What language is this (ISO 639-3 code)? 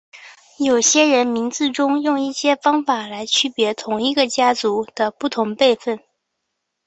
zho